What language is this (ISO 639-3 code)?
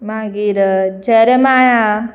kok